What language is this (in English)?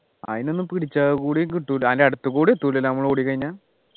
Malayalam